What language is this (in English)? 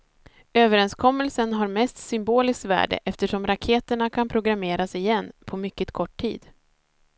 Swedish